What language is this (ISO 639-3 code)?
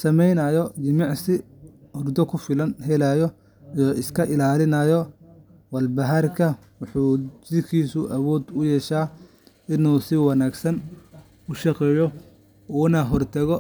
som